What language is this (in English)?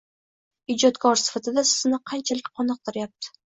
Uzbek